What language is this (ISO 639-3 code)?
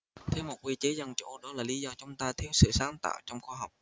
vie